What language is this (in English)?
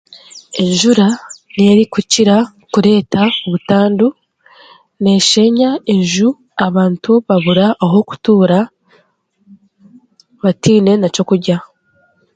Chiga